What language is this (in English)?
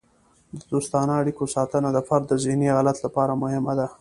Pashto